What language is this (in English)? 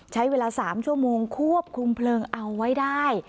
Thai